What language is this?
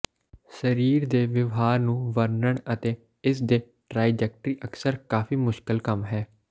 Punjabi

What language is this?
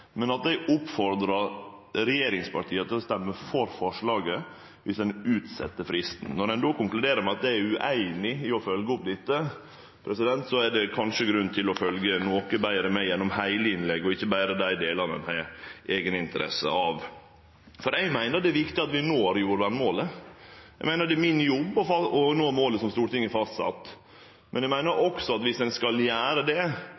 Norwegian Nynorsk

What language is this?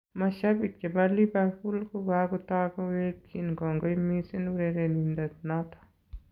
Kalenjin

